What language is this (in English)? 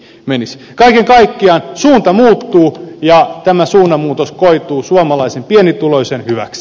Finnish